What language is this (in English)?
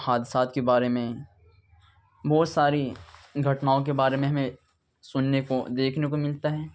Urdu